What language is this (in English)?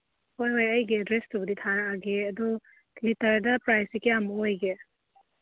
Manipuri